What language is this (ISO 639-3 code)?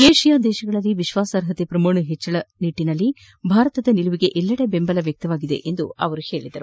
kan